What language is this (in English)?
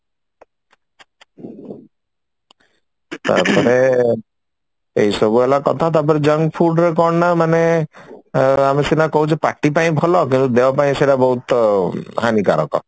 Odia